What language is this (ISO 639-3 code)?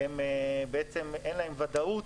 heb